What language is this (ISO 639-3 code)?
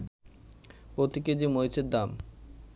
ben